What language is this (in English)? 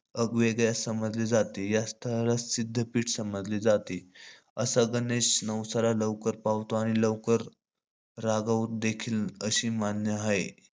Marathi